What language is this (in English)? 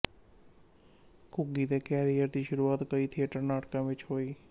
Punjabi